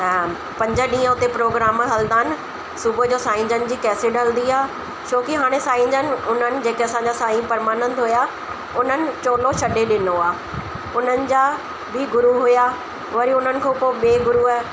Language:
Sindhi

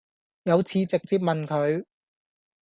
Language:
Cantonese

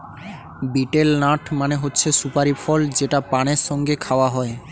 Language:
Bangla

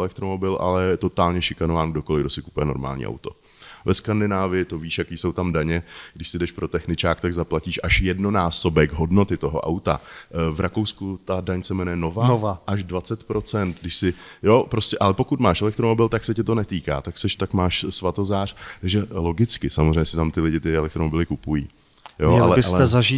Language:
Czech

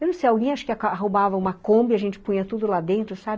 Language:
Portuguese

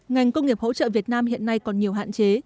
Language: Vietnamese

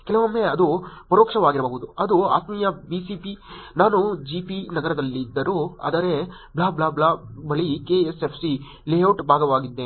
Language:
Kannada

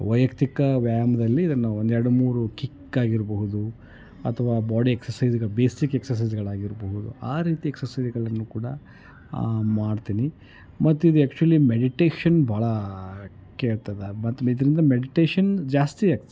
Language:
Kannada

